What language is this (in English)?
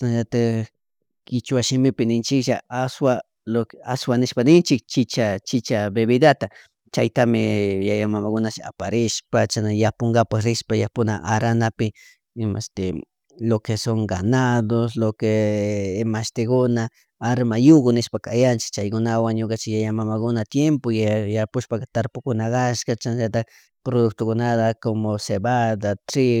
Chimborazo Highland Quichua